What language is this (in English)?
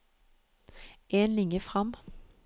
Norwegian